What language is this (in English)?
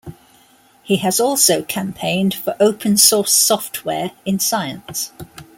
English